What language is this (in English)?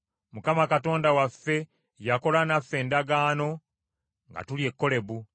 Ganda